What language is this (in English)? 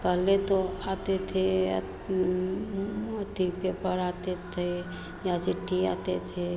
Hindi